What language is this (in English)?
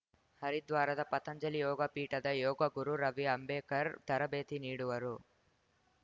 Kannada